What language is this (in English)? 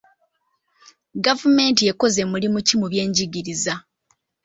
Ganda